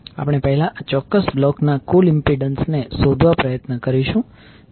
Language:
Gujarati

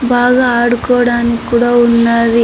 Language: Telugu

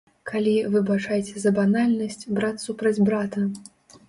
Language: Belarusian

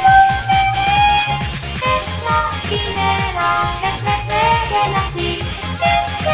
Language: Polish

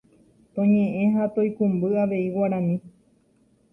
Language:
Guarani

